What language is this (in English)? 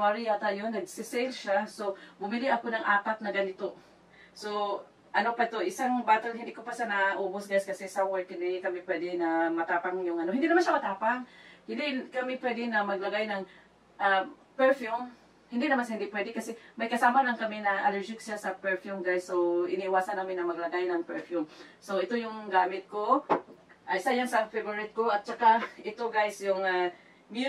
Filipino